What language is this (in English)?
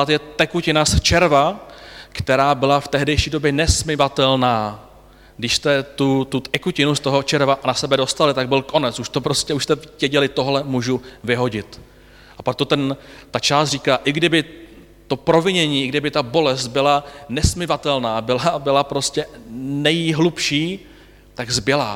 Czech